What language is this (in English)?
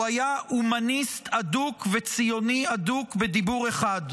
Hebrew